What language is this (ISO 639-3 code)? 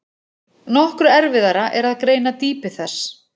isl